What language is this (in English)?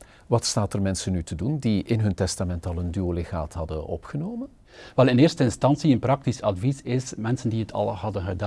Dutch